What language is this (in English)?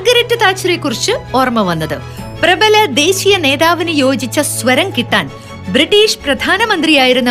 Malayalam